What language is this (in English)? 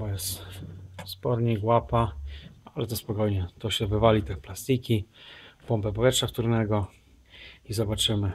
Polish